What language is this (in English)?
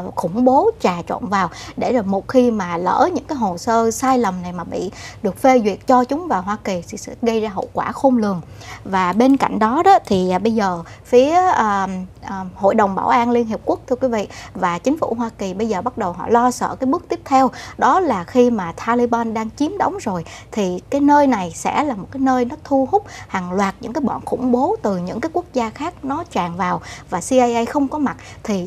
Vietnamese